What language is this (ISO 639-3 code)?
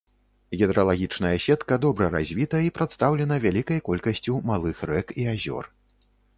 bel